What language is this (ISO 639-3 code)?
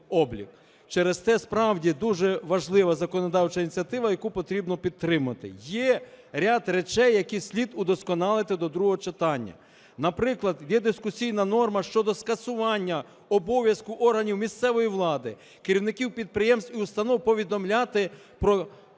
ukr